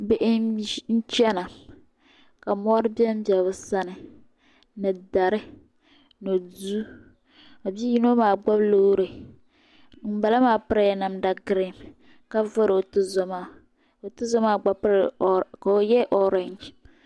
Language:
Dagbani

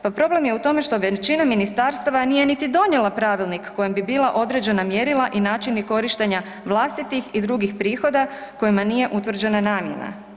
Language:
Croatian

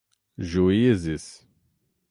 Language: Portuguese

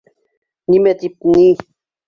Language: Bashkir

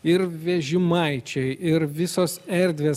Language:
Lithuanian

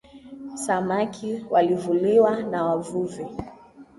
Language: Swahili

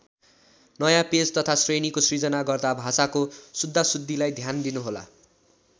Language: Nepali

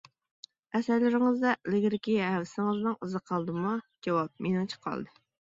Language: Uyghur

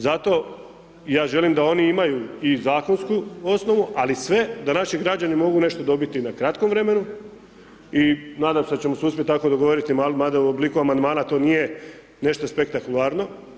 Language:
Croatian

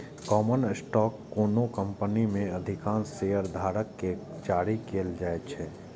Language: Maithili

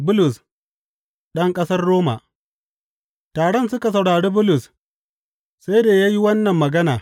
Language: Hausa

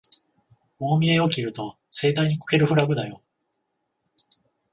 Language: Japanese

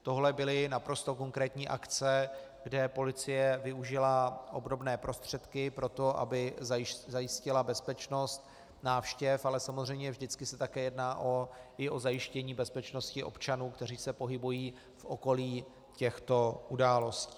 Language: Czech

